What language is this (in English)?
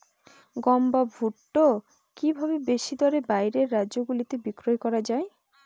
Bangla